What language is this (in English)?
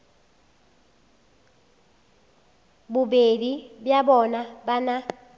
Northern Sotho